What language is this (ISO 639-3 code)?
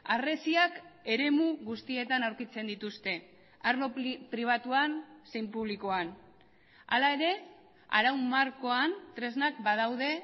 eus